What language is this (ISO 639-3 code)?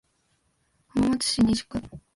jpn